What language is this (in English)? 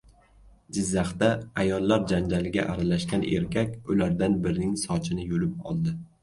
Uzbek